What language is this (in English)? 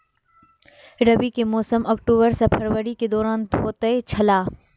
Maithili